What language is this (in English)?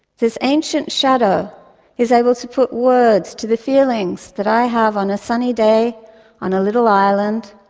English